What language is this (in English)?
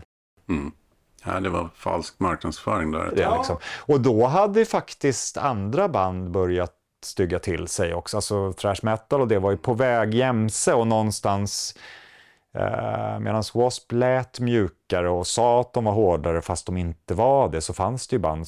Swedish